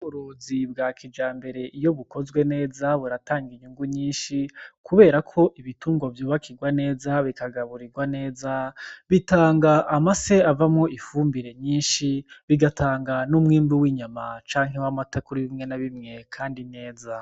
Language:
Rundi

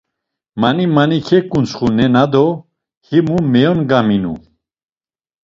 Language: Laz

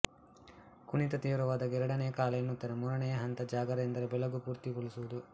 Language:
Kannada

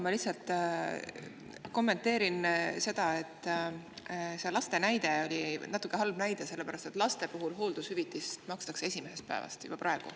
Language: Estonian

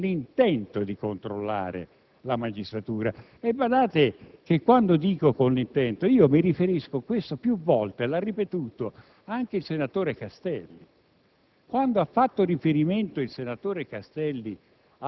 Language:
Italian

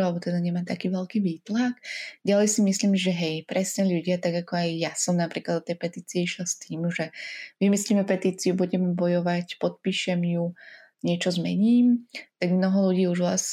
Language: Slovak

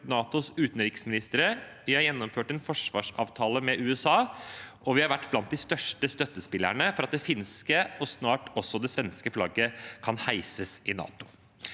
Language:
Norwegian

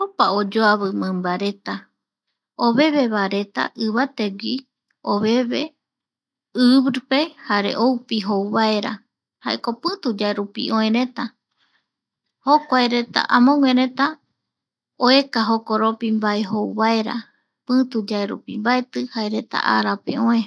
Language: Eastern Bolivian Guaraní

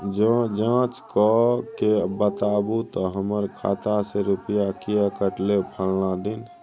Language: Maithili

